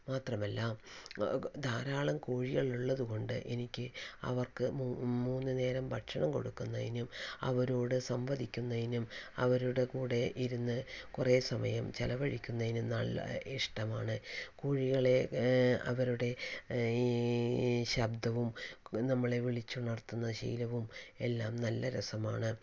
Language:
Malayalam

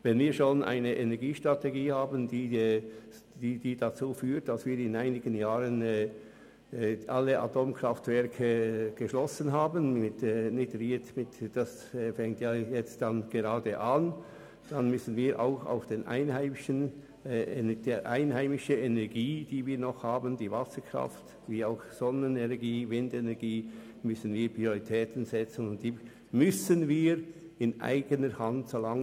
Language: Swiss German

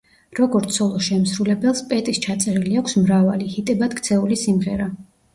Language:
Georgian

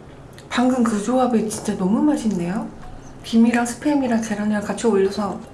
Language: Korean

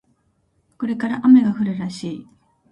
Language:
Japanese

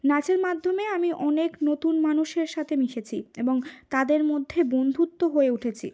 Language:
Bangla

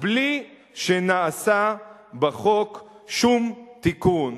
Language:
Hebrew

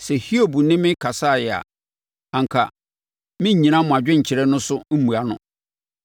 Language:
Akan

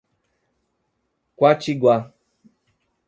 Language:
Portuguese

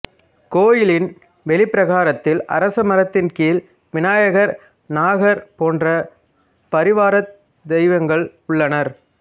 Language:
Tamil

